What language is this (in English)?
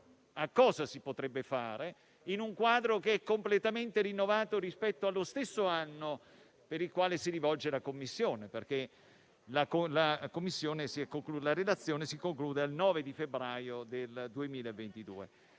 Italian